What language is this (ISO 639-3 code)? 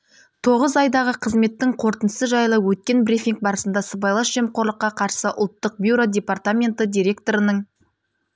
kaz